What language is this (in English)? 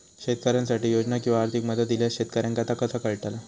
Marathi